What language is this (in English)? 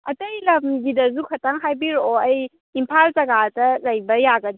Manipuri